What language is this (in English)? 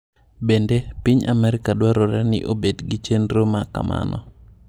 Luo (Kenya and Tanzania)